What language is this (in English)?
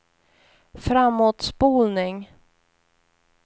Swedish